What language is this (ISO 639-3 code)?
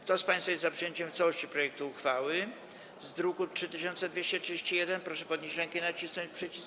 pol